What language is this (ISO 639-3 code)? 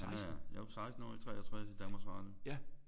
dan